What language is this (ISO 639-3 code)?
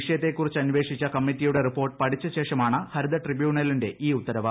mal